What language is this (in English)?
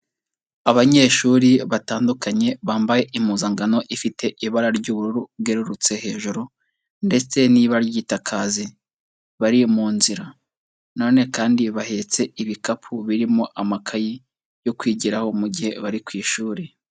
Kinyarwanda